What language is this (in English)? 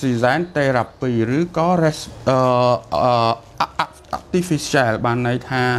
Vietnamese